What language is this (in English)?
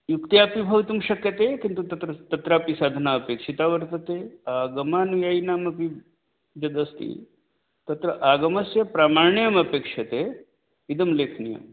Sanskrit